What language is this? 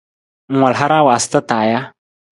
Nawdm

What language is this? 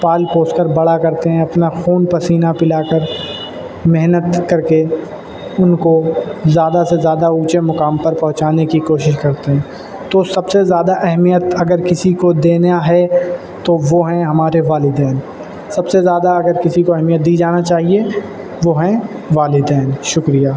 Urdu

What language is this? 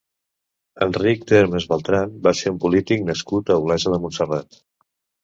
Catalan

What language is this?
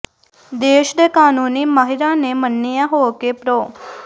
Punjabi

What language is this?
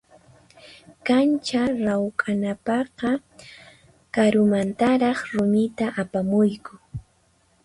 Puno Quechua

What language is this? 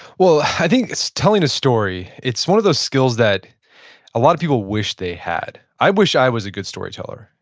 English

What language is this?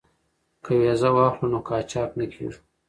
Pashto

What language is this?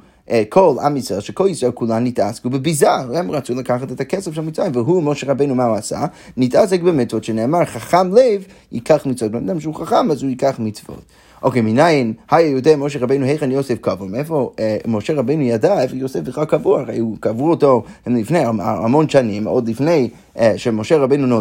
Hebrew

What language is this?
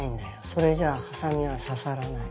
Japanese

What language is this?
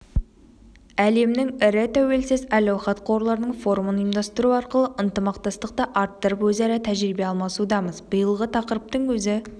Kazakh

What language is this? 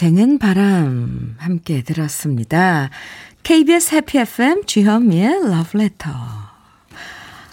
Korean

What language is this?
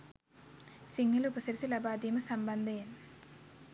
Sinhala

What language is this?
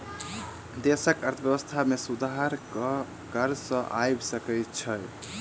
Maithili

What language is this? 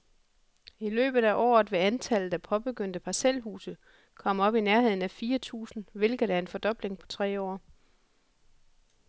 Danish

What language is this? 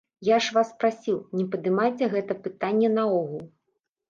Belarusian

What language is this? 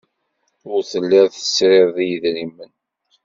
Kabyle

